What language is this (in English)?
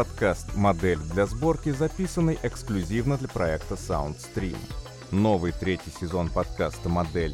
Russian